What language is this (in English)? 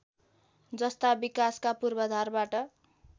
Nepali